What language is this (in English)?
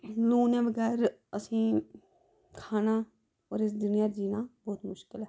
Dogri